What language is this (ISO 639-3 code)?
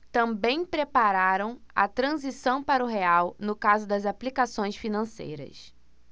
por